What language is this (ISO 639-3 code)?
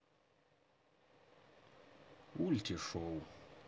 rus